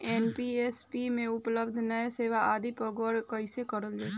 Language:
Bhojpuri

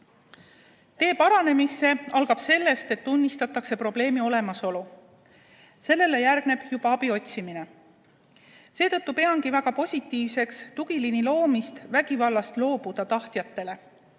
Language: Estonian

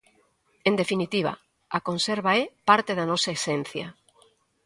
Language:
Galician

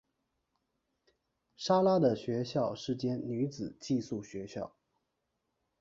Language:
Chinese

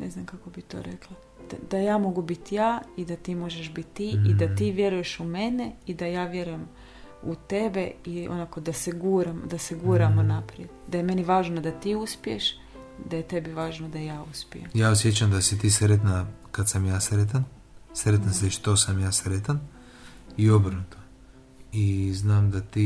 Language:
Croatian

